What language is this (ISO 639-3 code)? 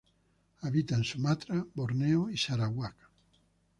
spa